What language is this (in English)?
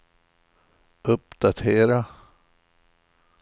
Swedish